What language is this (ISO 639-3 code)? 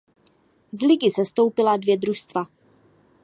ces